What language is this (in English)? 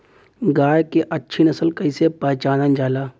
Bhojpuri